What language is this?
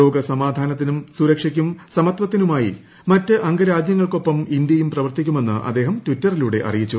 Malayalam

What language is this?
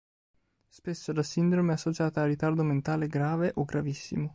Italian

